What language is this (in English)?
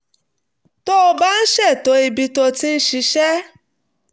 Yoruba